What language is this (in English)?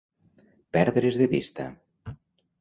Catalan